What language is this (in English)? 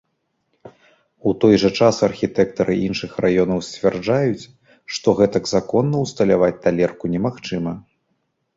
Belarusian